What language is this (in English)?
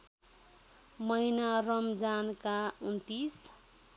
Nepali